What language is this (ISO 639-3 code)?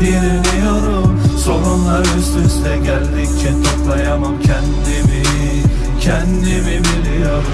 tur